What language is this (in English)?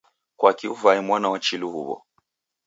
Taita